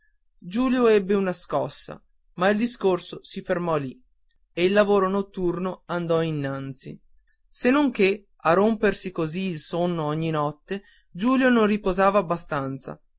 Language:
Italian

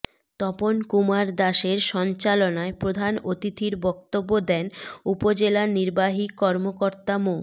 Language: Bangla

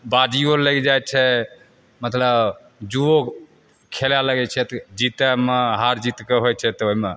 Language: Maithili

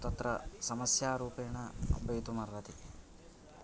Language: Sanskrit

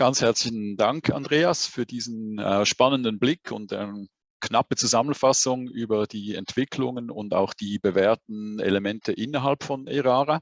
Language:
German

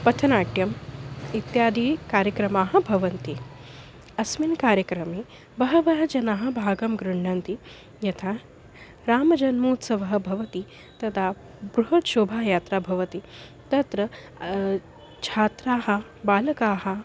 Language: Sanskrit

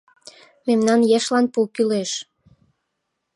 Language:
Mari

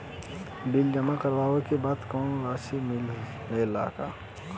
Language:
Bhojpuri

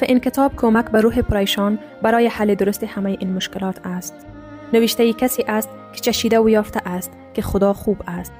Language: Persian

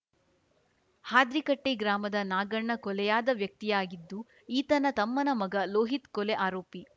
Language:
Kannada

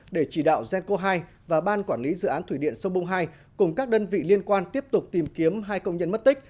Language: Vietnamese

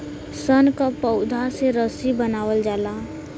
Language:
Bhojpuri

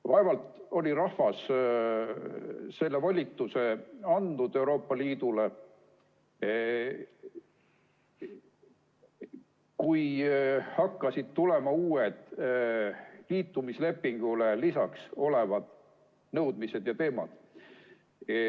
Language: Estonian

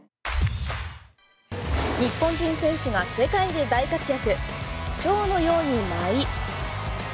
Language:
Japanese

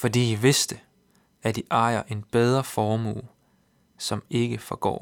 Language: Danish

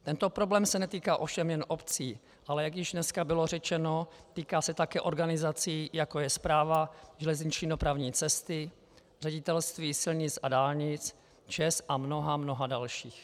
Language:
Czech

